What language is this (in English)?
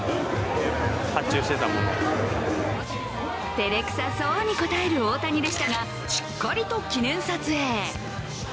Japanese